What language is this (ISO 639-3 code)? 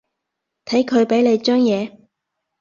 yue